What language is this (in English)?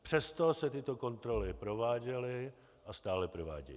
Czech